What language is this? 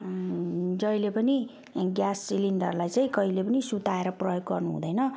Nepali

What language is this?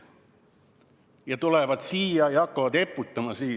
Estonian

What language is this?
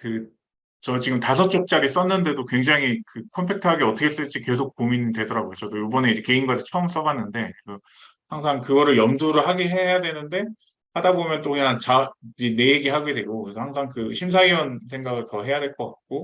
Korean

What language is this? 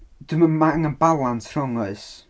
Welsh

